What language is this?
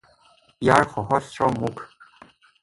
Assamese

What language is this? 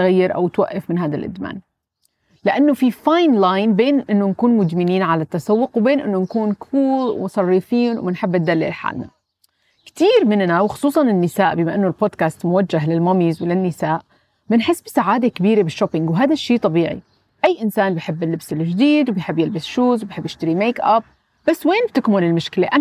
Arabic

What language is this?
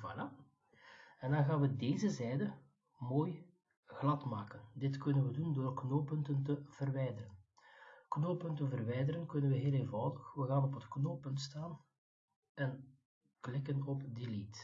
Dutch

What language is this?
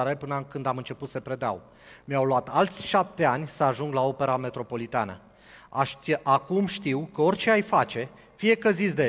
Romanian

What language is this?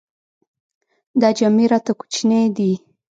Pashto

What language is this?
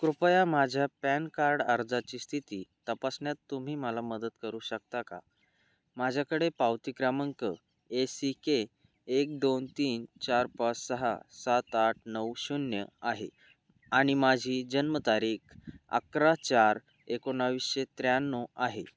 Marathi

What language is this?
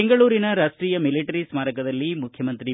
Kannada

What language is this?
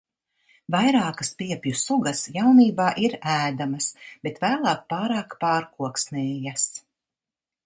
Latvian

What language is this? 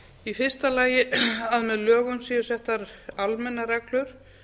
Icelandic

